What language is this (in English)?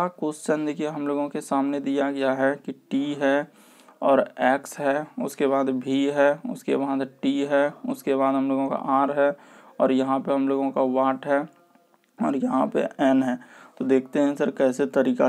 Hindi